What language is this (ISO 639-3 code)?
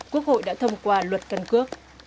vie